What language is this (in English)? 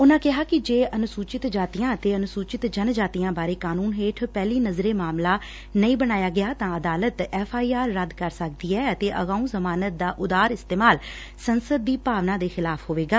Punjabi